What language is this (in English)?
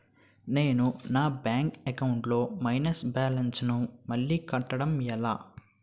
Telugu